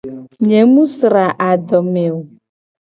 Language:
Gen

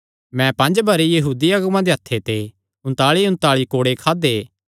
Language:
Kangri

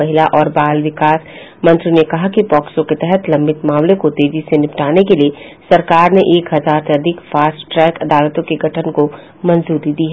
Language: Hindi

